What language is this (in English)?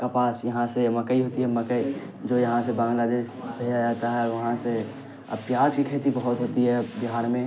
Urdu